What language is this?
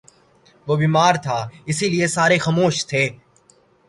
Urdu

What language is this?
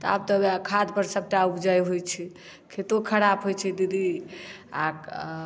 Maithili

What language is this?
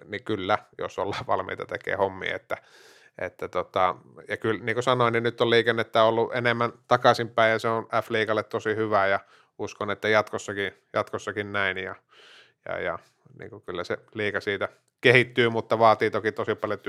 Finnish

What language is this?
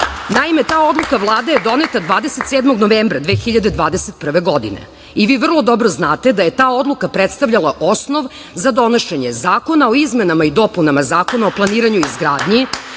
Serbian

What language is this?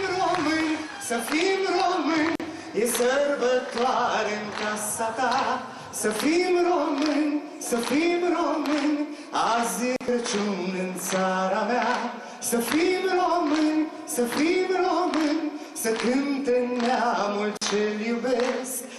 Romanian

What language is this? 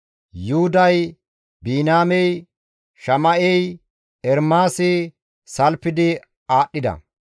Gamo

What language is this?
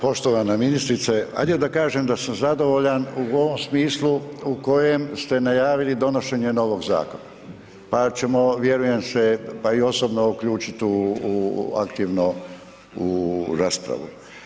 Croatian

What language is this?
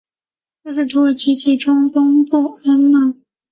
Chinese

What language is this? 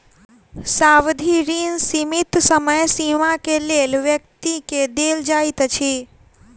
Maithili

